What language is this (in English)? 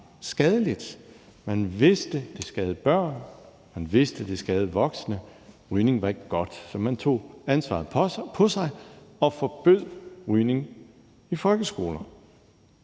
Danish